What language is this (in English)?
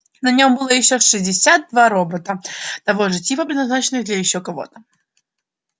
Russian